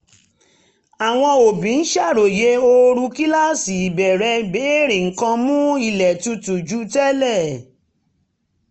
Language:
Yoruba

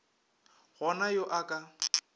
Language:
Northern Sotho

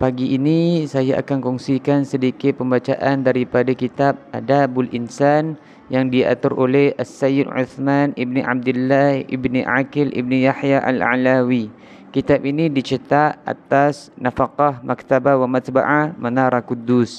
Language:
Malay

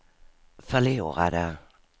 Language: Swedish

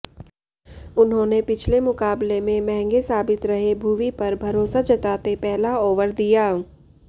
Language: Hindi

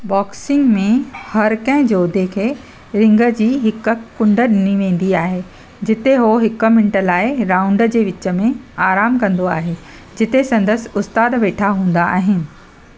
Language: Sindhi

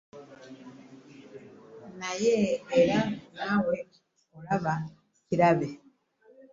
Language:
Ganda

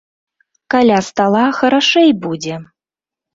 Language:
Belarusian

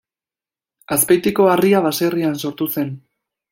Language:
Basque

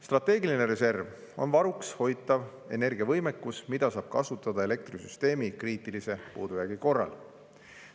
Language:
Estonian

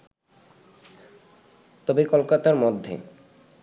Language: Bangla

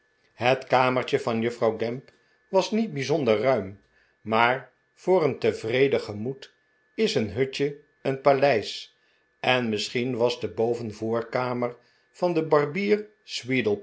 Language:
Dutch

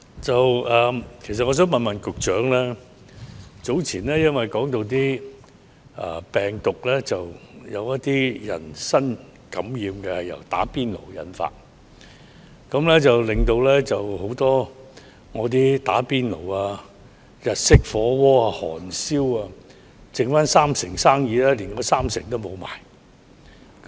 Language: Cantonese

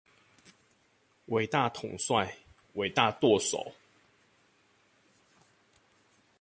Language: Chinese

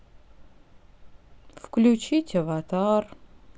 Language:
Russian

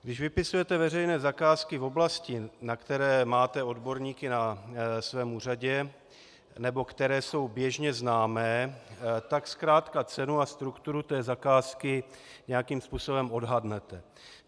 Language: Czech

